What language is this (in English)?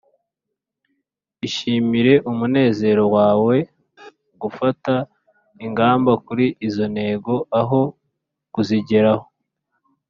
Kinyarwanda